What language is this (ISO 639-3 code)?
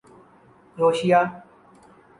urd